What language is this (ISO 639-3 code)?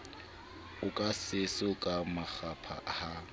sot